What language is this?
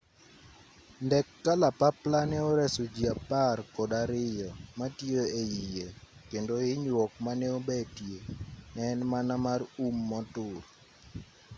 Luo (Kenya and Tanzania)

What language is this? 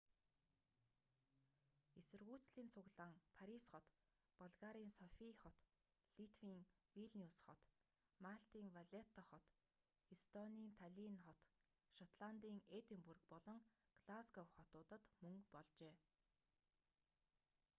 Mongolian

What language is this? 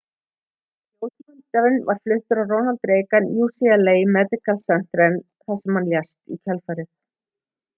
Icelandic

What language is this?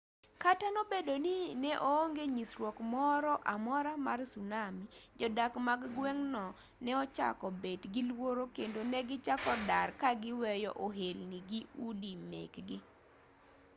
Luo (Kenya and Tanzania)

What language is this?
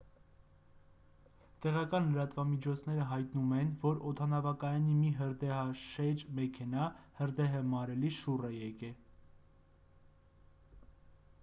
Armenian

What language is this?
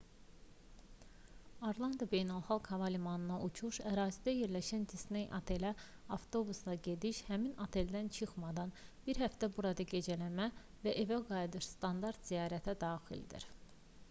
Azerbaijani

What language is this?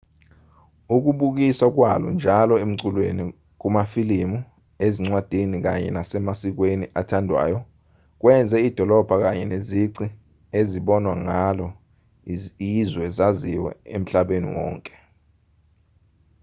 Zulu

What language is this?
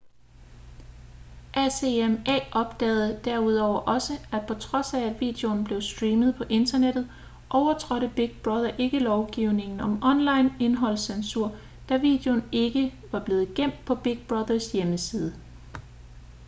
Danish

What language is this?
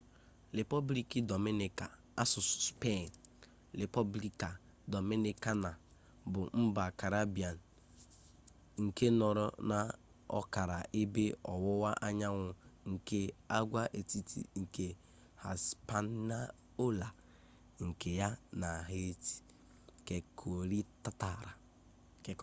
Igbo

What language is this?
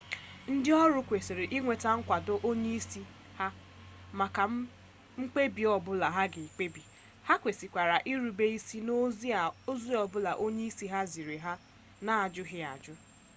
Igbo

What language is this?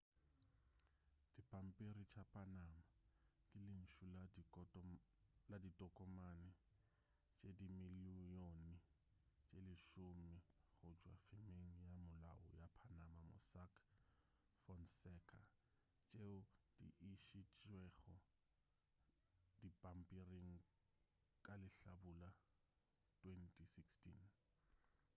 Northern Sotho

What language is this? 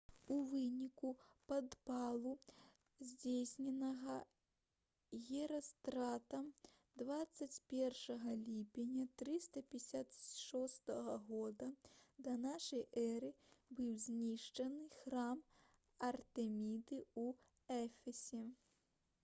Belarusian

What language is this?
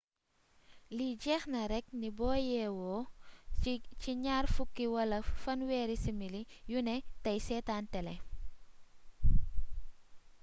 Wolof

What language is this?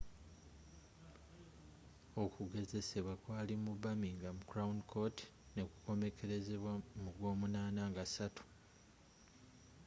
Ganda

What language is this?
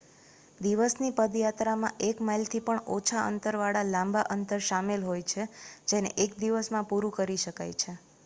Gujarati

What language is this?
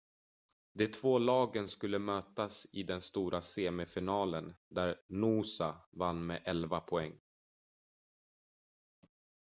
Swedish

